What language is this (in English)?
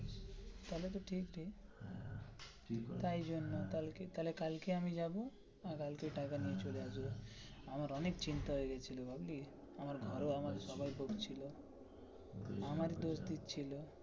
Bangla